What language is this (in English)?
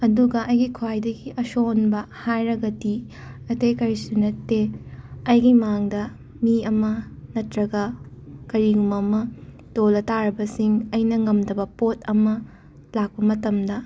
Manipuri